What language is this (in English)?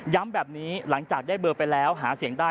Thai